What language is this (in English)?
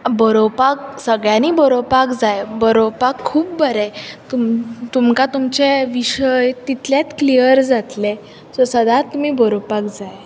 Konkani